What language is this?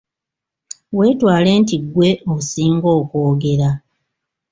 Ganda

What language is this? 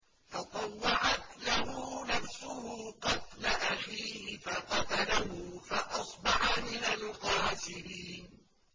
Arabic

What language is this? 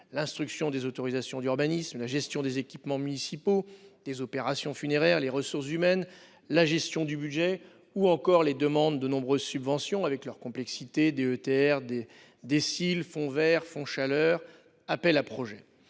French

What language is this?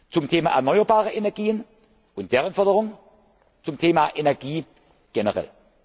German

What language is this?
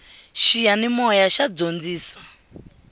Tsonga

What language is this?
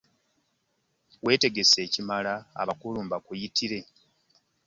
Ganda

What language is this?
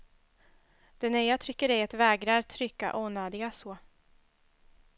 Swedish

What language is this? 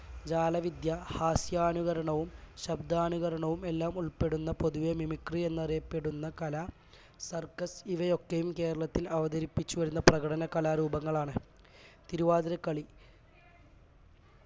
Malayalam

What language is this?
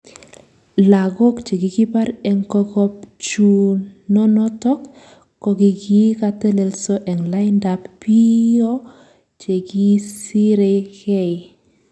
Kalenjin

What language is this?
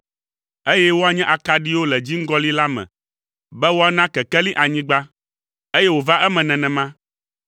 Ewe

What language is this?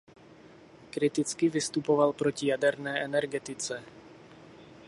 Czech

